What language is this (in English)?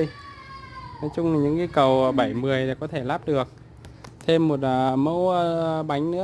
Vietnamese